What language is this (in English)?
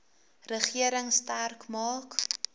Afrikaans